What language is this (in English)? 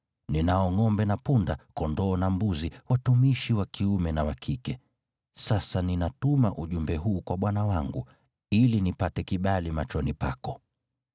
Swahili